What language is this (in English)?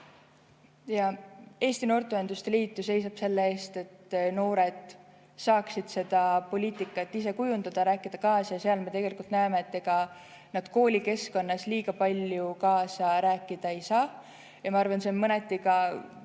Estonian